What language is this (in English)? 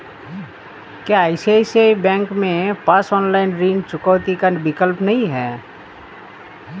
Hindi